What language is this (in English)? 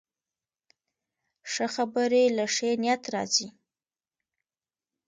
Pashto